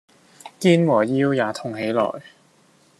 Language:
Cantonese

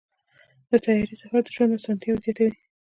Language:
Pashto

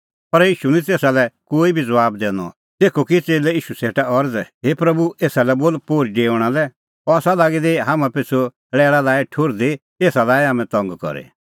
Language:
Kullu Pahari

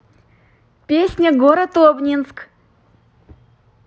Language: Russian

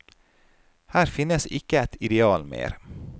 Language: Norwegian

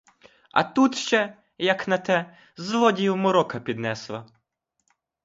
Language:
Ukrainian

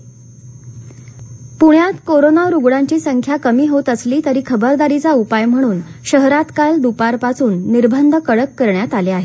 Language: Marathi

